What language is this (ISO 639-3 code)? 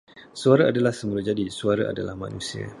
msa